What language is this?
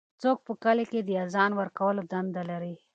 Pashto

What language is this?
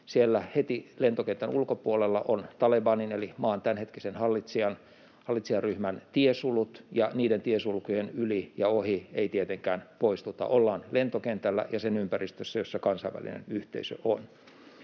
Finnish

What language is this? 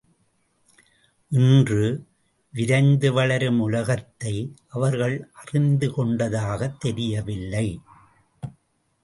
Tamil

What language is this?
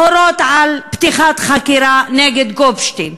Hebrew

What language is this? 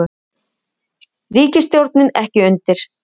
Icelandic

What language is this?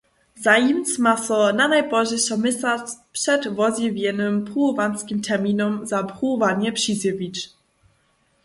Upper Sorbian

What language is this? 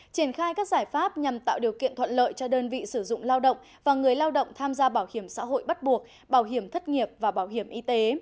Vietnamese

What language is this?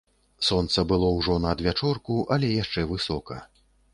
Belarusian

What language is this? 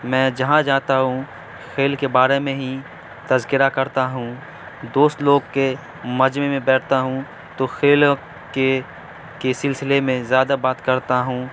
Urdu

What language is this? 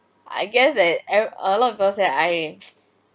English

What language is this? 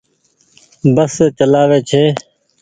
Goaria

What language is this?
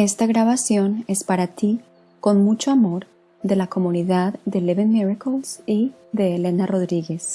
Spanish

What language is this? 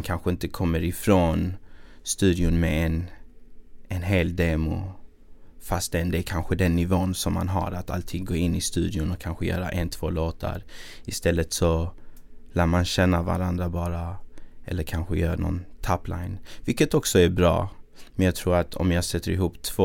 Swedish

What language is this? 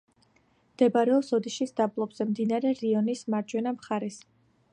Georgian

